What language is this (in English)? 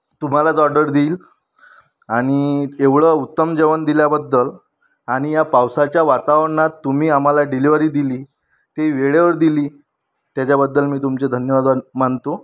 Marathi